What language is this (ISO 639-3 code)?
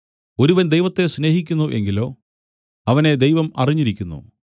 mal